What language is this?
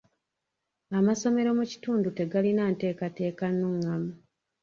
Ganda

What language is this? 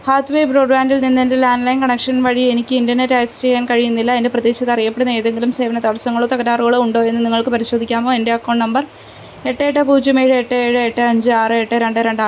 Malayalam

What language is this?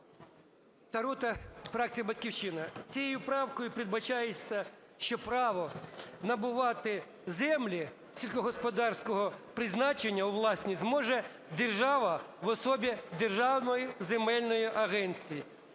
Ukrainian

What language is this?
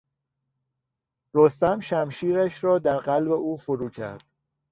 Persian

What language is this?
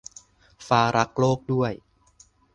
Thai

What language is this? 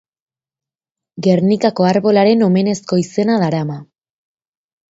Basque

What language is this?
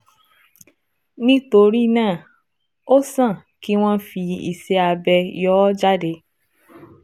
Yoruba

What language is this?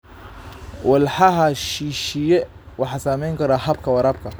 Somali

